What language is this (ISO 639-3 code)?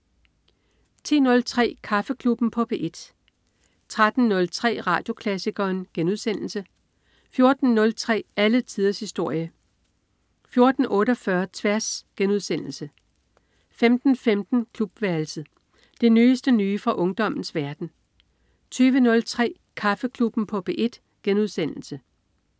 dan